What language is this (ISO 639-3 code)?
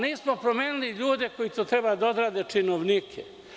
srp